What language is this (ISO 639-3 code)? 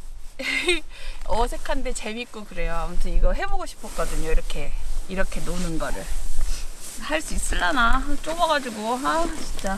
kor